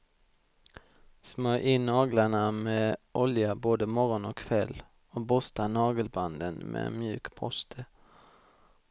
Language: Swedish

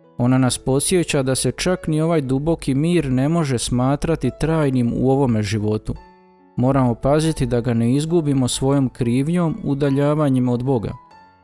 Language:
Croatian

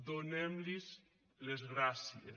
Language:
Catalan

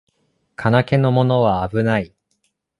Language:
Japanese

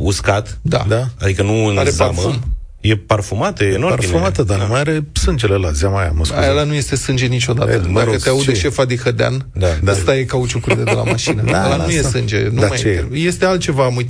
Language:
Romanian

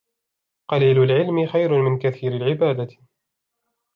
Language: Arabic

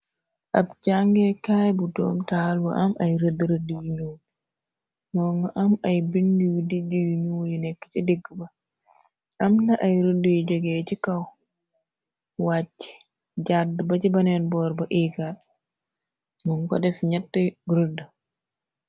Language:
Wolof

